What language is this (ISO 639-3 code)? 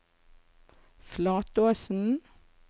nor